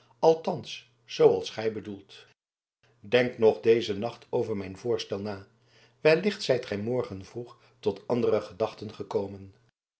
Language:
Dutch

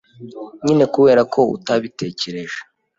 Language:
Kinyarwanda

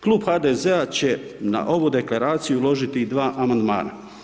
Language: Croatian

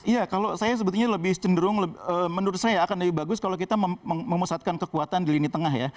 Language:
Indonesian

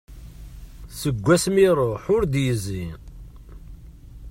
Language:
Kabyle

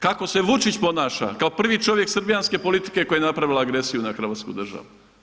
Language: Croatian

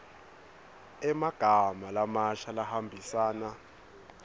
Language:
Swati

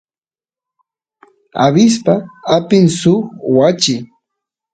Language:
Santiago del Estero Quichua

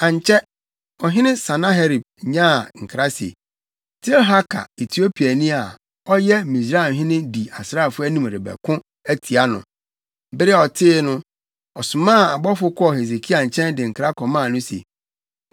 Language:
Akan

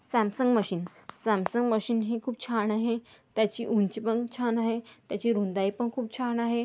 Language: Marathi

